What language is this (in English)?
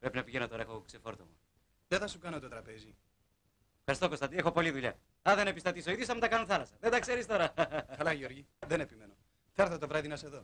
Greek